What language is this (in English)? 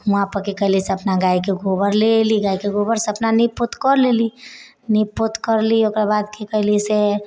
Maithili